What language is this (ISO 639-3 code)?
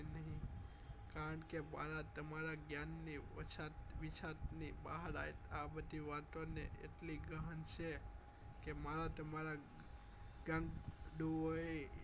guj